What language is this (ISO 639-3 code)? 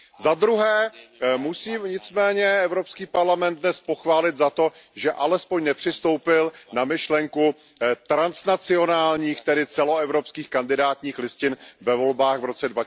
ces